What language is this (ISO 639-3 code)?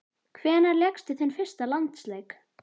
isl